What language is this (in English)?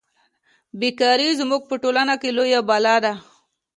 Pashto